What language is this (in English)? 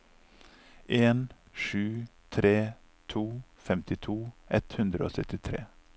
Norwegian